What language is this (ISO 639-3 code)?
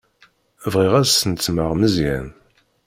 kab